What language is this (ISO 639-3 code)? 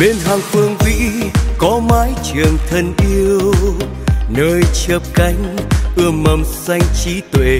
vie